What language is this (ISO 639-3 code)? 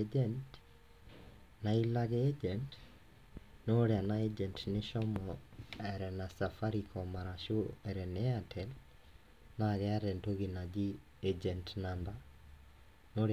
mas